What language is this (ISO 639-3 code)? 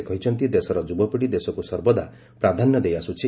ori